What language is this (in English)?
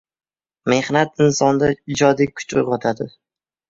Uzbek